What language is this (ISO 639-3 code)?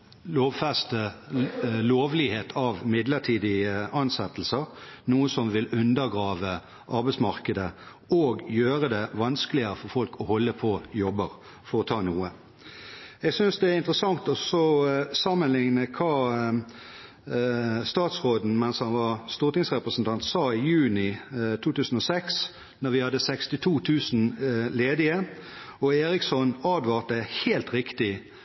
nob